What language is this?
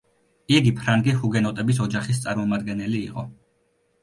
Georgian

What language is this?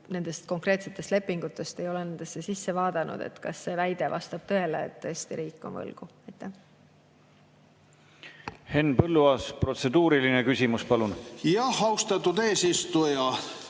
Estonian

